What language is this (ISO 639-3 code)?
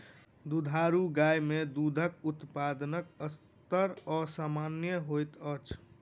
mai